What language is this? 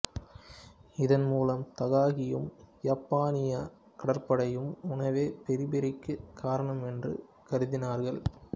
Tamil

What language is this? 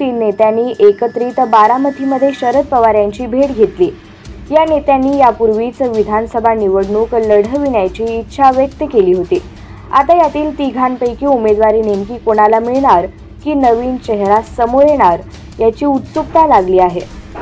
Marathi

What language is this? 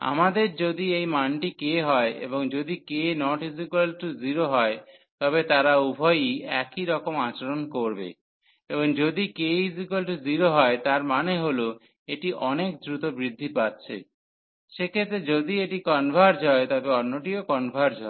Bangla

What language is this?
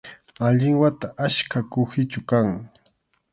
Arequipa-La Unión Quechua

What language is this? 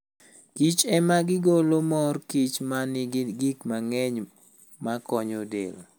Luo (Kenya and Tanzania)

